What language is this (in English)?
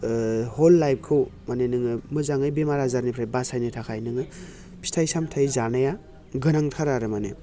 Bodo